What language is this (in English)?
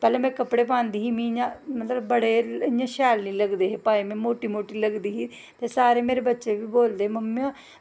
Dogri